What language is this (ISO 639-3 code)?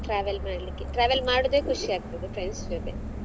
kan